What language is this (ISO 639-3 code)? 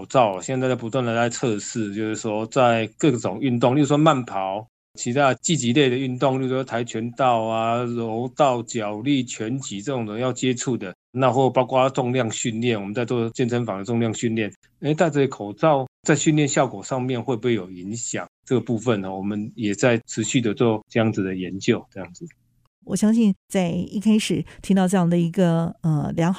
zho